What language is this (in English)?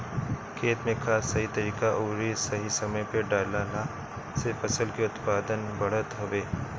Bhojpuri